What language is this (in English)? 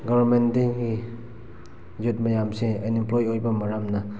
Manipuri